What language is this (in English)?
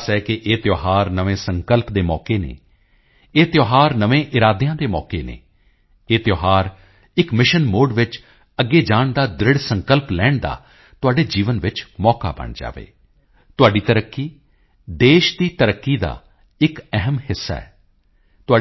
Punjabi